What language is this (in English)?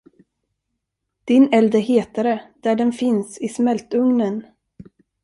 Swedish